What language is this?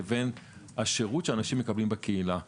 Hebrew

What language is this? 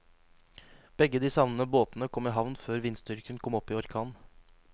Norwegian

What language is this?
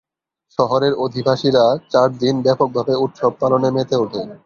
Bangla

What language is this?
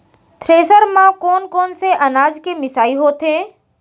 Chhattisgarhi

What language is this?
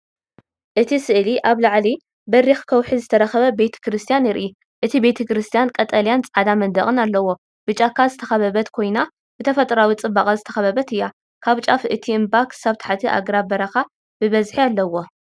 Tigrinya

